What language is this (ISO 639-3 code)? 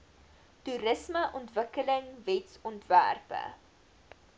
afr